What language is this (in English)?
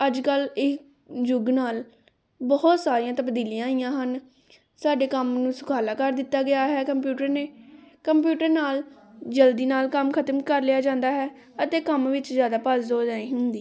Punjabi